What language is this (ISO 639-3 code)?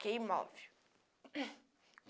por